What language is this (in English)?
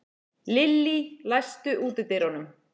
Icelandic